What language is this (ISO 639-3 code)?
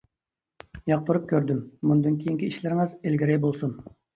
uig